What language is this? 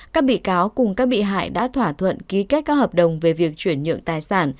Vietnamese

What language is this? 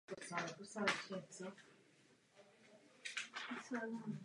Czech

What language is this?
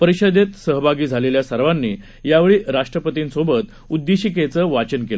Marathi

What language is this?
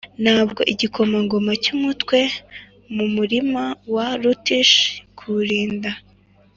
Kinyarwanda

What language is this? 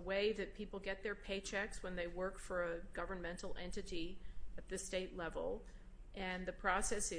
English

